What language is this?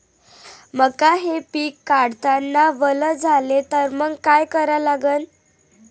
Marathi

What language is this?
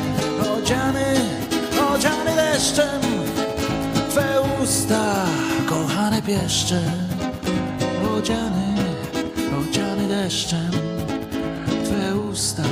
Polish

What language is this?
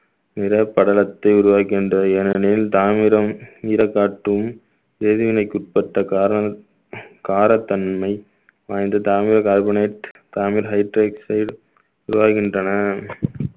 Tamil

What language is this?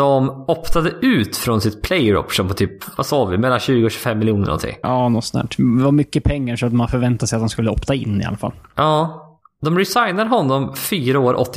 Swedish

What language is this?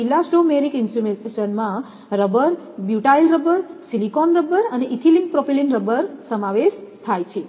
Gujarati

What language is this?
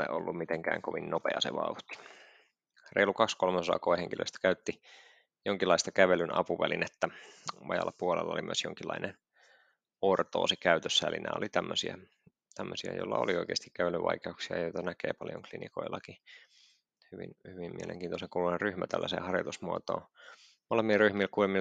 Finnish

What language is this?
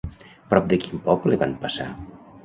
Catalan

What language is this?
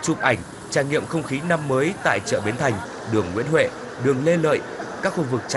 Vietnamese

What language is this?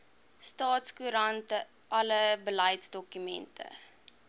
Afrikaans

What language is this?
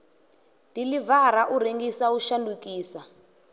Venda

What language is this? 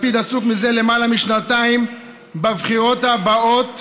Hebrew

